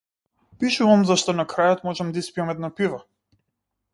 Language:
Macedonian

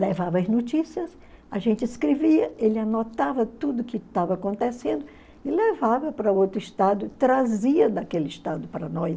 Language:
Portuguese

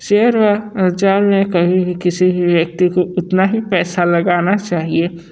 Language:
Hindi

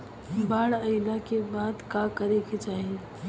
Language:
Bhojpuri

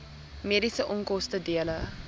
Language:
Afrikaans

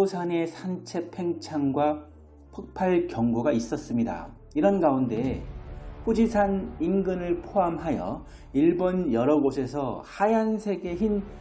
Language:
Korean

